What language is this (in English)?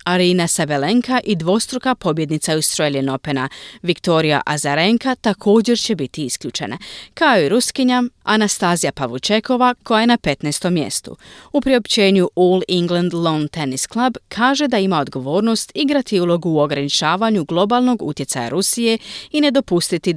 Croatian